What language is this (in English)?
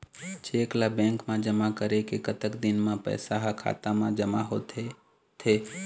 Chhattisgarhi